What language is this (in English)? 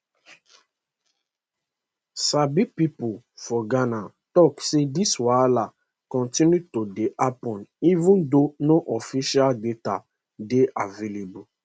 Nigerian Pidgin